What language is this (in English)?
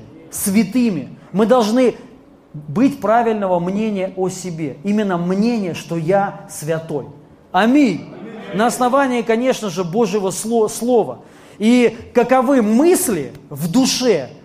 Russian